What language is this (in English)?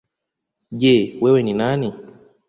Swahili